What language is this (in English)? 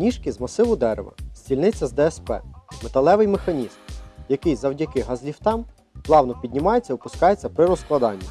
Ukrainian